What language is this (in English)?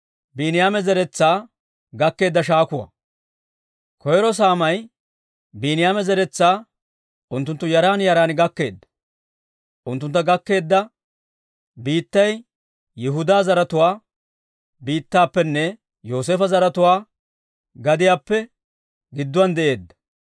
Dawro